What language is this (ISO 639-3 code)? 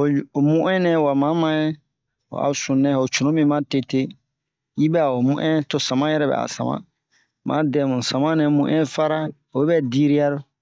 bmq